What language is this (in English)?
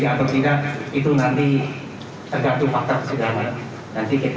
Indonesian